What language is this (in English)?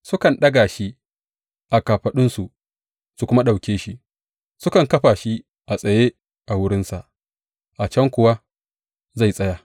Hausa